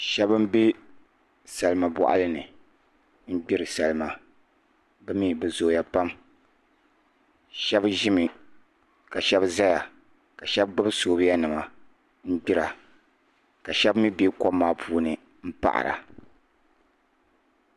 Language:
Dagbani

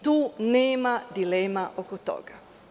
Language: Serbian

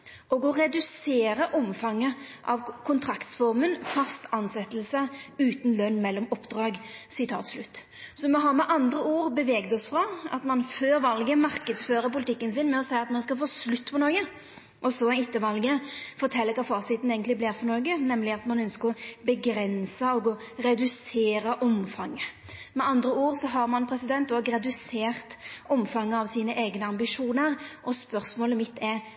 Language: Norwegian Nynorsk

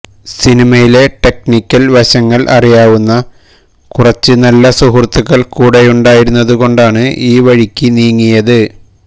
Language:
Malayalam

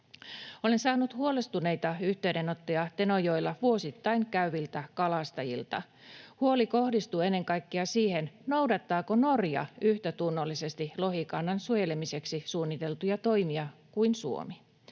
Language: Finnish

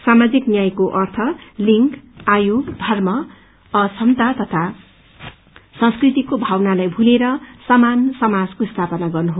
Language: Nepali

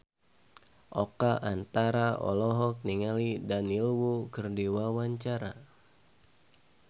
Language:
Sundanese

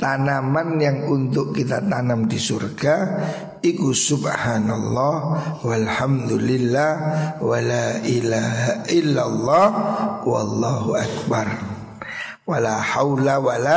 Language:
Indonesian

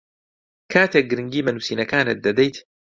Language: Central Kurdish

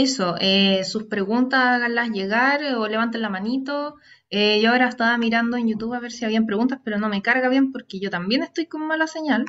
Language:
Spanish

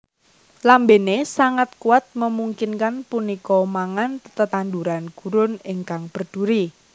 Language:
Javanese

